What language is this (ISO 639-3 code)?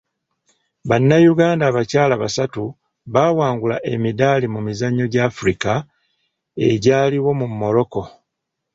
lug